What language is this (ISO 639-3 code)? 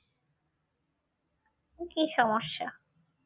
ben